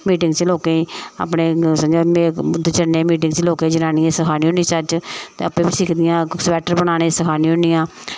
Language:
Dogri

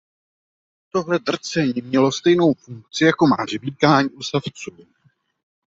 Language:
Czech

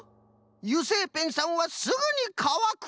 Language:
Japanese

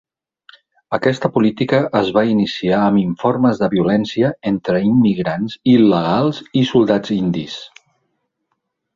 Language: Catalan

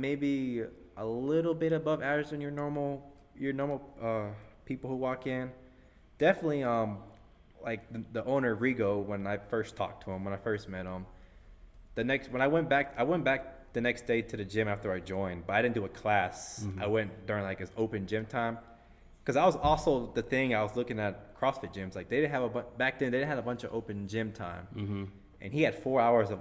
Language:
English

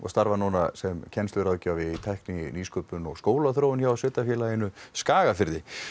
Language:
Icelandic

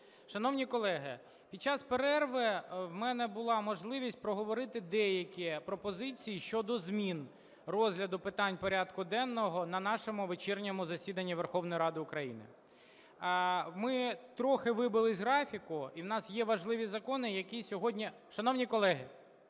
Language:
Ukrainian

